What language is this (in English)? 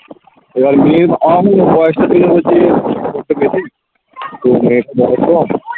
Bangla